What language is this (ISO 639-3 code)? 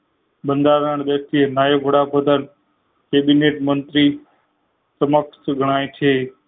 guj